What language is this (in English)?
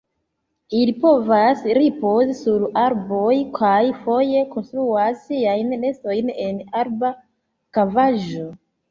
Esperanto